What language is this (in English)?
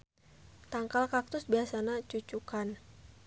Sundanese